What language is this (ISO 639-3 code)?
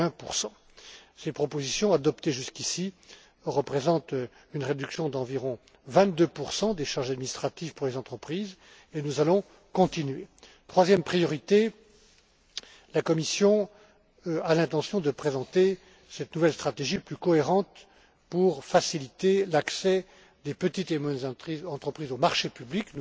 fra